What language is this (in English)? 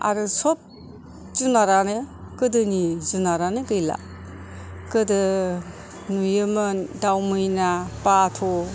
Bodo